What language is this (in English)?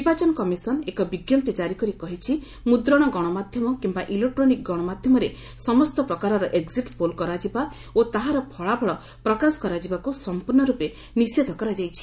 Odia